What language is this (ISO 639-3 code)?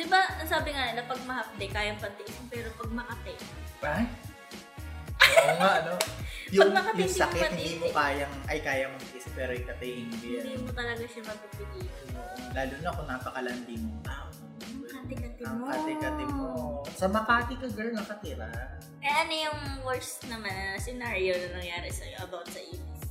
fil